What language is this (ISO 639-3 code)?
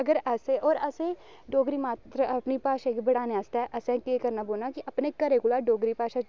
doi